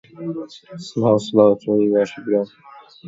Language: Central Kurdish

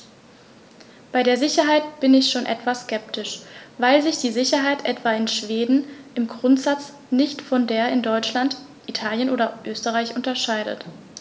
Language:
German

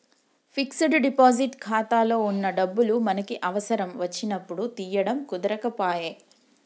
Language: Telugu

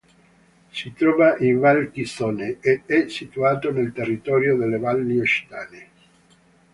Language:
Italian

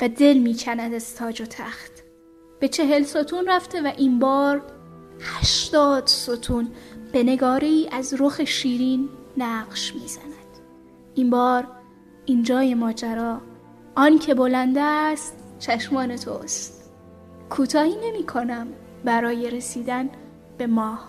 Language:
Persian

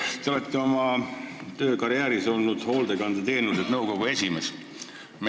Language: Estonian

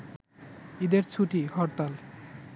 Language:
Bangla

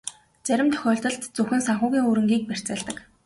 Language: Mongolian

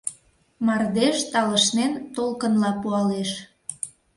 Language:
Mari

